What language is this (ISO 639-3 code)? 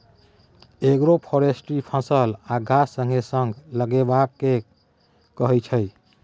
mai